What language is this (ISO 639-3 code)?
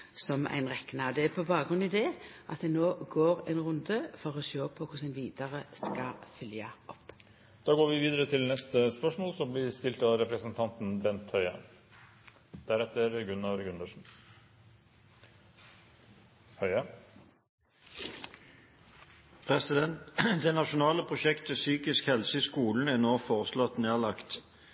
nor